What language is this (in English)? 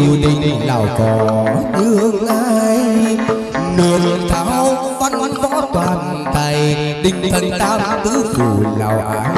Vietnamese